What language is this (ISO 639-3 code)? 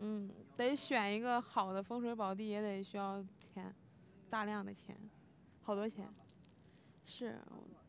zho